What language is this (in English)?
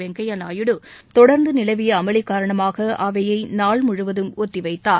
Tamil